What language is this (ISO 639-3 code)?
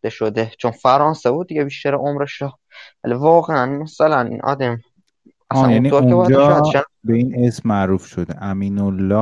fas